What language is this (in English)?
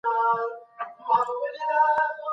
Pashto